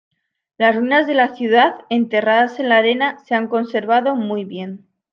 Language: Spanish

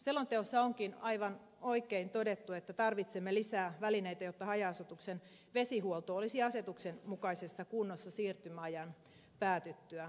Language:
Finnish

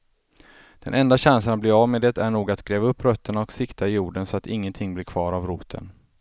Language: Swedish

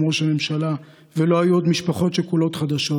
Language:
Hebrew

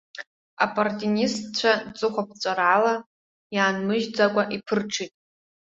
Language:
Abkhazian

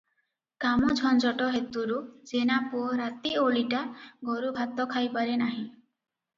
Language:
Odia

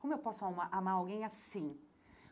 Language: Portuguese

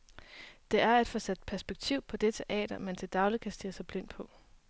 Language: Danish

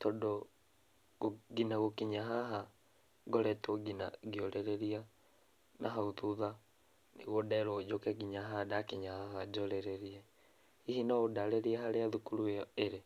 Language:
Kikuyu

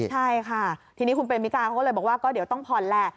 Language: Thai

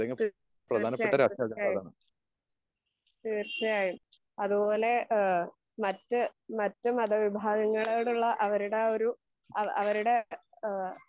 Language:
Malayalam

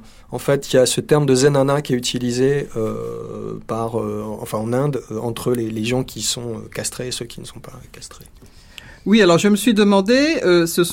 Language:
French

